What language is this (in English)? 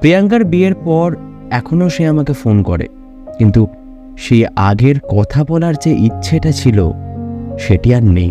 Bangla